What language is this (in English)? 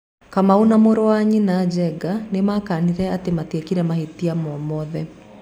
Kikuyu